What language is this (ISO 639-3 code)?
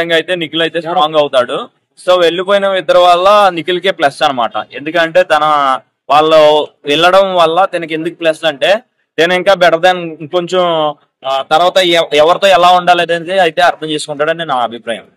tel